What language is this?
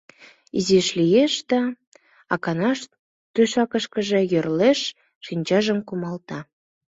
Mari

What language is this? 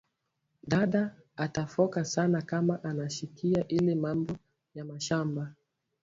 Swahili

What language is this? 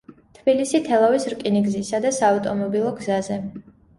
Georgian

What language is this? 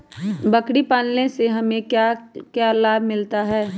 Magahi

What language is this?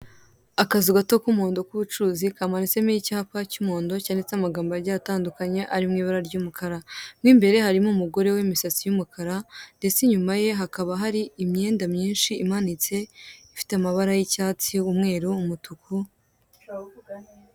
Kinyarwanda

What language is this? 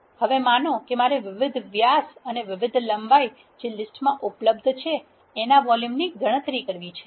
Gujarati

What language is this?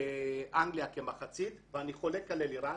Hebrew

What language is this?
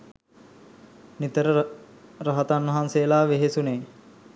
Sinhala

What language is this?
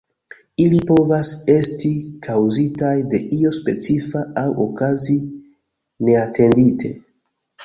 Esperanto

